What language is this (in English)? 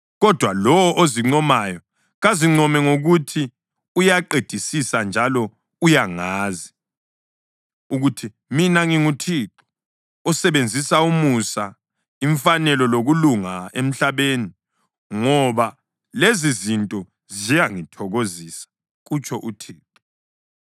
North Ndebele